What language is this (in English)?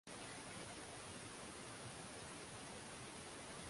Swahili